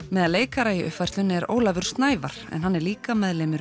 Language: Icelandic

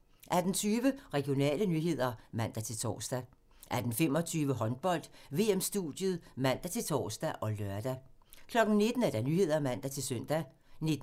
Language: Danish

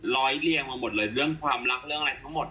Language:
Thai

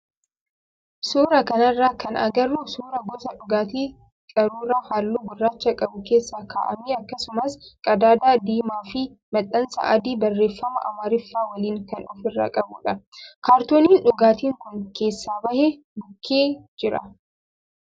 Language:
Oromo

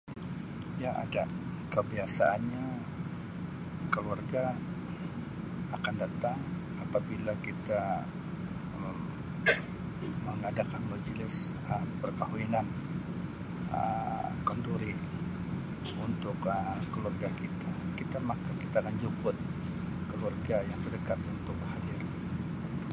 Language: Sabah Malay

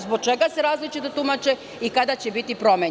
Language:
Serbian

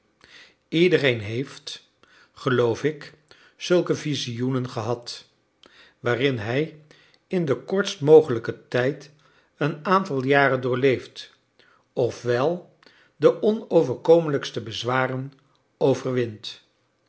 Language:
Dutch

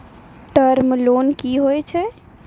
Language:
Maithili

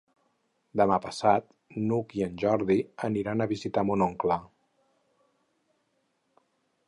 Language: Catalan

